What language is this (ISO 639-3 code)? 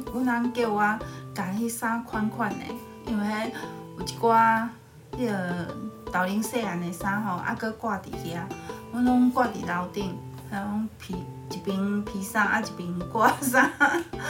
zho